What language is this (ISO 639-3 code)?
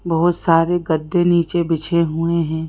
hin